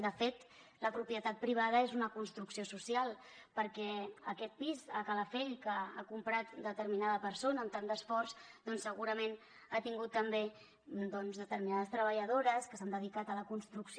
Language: Catalan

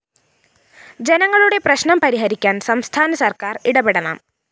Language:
Malayalam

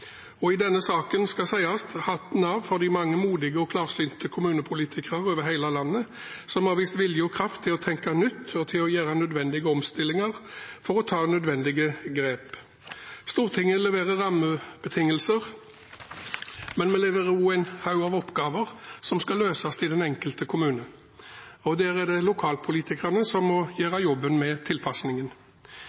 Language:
Norwegian Bokmål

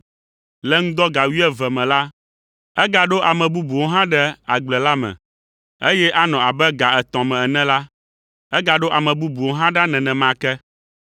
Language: Ewe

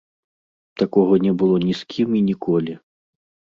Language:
Belarusian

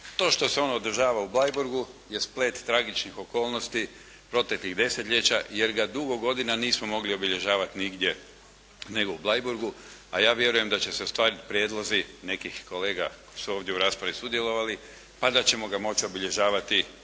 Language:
Croatian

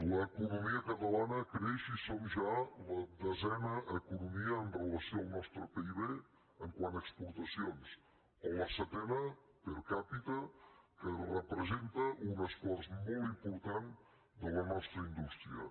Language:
Catalan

